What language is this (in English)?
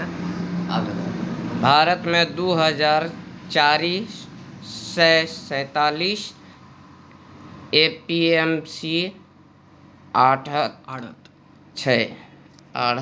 Maithili